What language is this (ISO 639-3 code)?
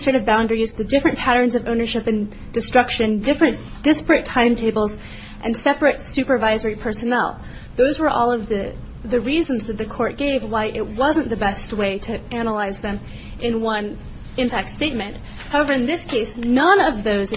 eng